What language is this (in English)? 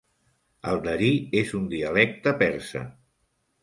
Catalan